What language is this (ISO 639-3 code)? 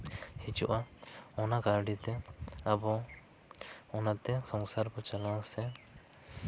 sat